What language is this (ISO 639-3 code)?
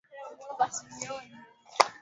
swa